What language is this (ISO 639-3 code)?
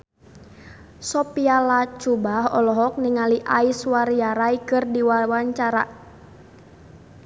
sun